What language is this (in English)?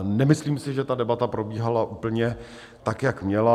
Czech